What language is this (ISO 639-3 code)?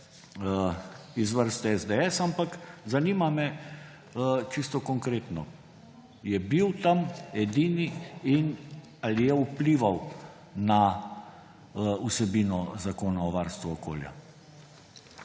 slv